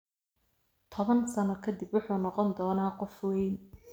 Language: Somali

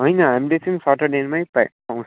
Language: Nepali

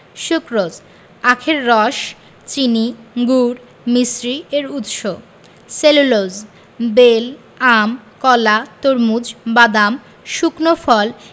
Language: Bangla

